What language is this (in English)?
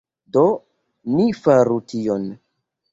Esperanto